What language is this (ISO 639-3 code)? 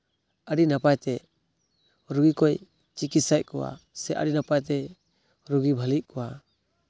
sat